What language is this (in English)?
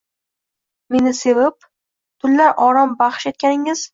Uzbek